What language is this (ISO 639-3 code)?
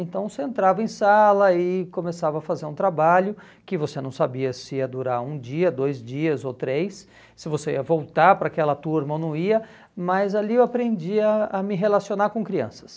por